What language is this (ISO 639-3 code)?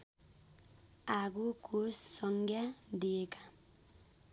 nep